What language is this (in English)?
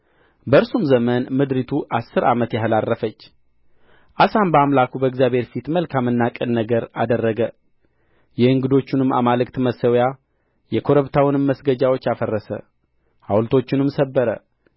Amharic